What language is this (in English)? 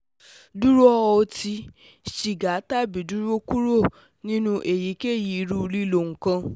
Yoruba